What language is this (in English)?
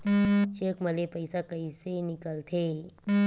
Chhattisgarhi